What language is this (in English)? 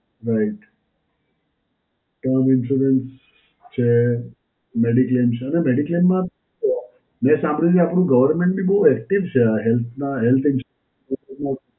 Gujarati